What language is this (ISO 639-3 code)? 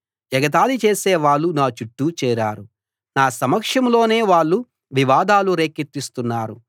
tel